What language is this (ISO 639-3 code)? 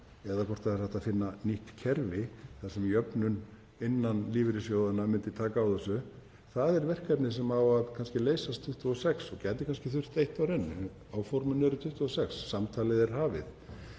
isl